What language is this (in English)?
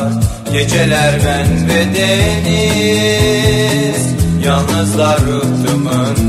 Turkish